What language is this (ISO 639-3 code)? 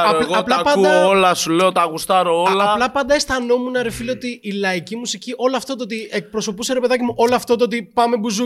ell